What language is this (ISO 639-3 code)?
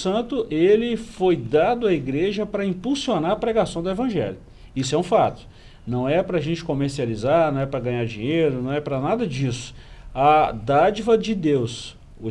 por